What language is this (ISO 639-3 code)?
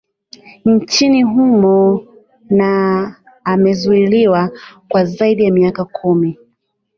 swa